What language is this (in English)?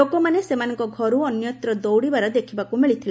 Odia